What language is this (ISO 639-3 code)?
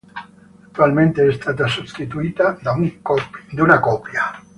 ita